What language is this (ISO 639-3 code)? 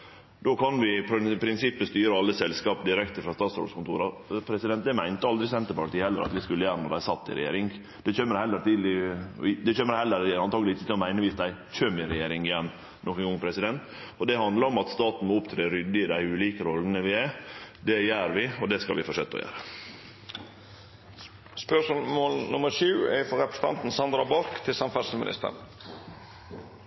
nor